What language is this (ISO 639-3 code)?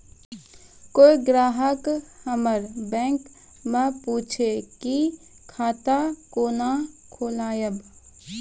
mai